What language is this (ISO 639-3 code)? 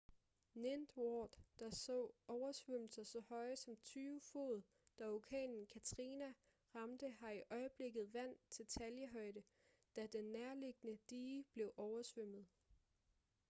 dan